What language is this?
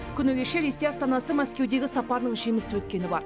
Kazakh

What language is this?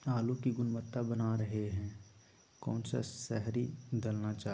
Magahi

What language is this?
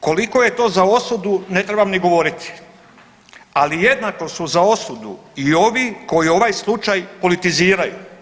Croatian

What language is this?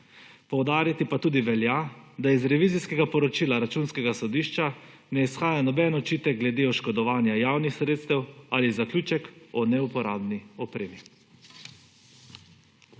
Slovenian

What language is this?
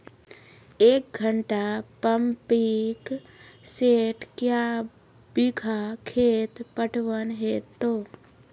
Maithili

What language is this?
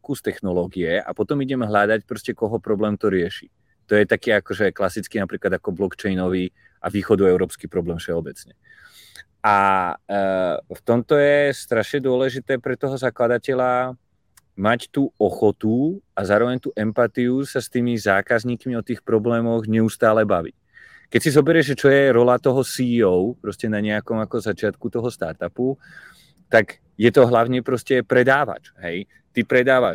Czech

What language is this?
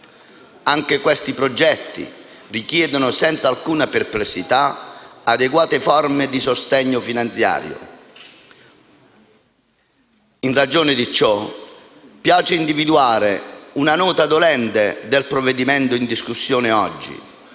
Italian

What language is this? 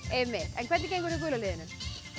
Icelandic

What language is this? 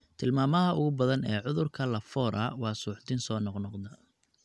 Somali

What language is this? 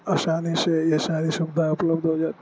Urdu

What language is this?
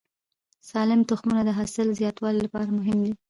Pashto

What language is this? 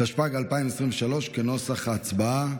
Hebrew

